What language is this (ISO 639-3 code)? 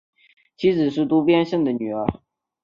zho